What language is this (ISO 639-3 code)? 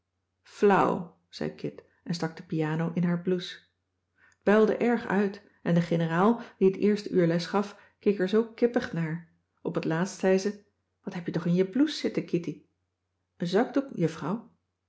nld